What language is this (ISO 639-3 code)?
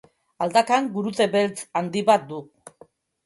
eus